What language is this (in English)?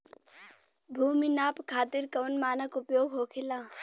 Bhojpuri